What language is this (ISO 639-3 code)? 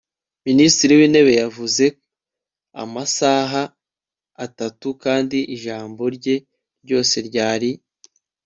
kin